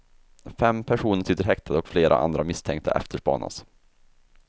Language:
Swedish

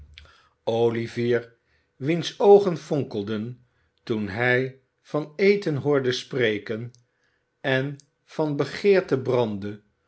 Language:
Dutch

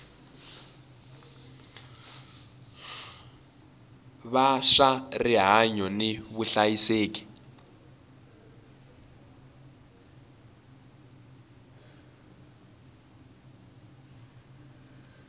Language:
Tsonga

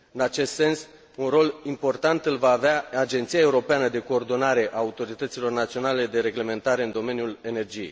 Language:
Romanian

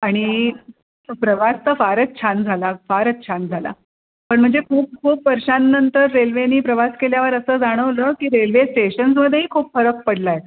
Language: Marathi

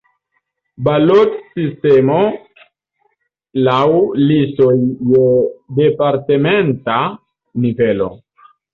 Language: Esperanto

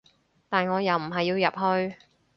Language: Cantonese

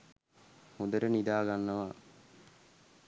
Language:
Sinhala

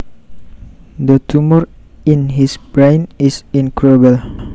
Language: Javanese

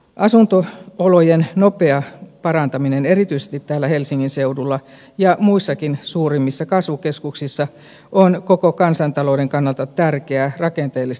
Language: Finnish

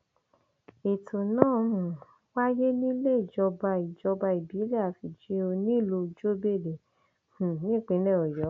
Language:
Yoruba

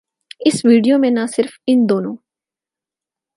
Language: Urdu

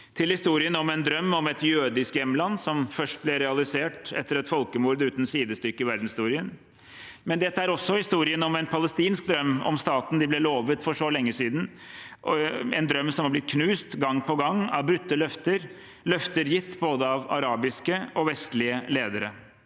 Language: Norwegian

